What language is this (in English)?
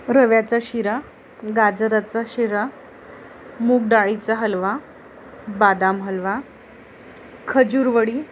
Marathi